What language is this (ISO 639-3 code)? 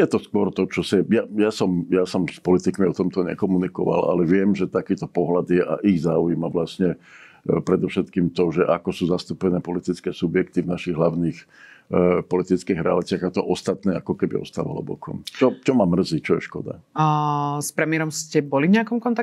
ces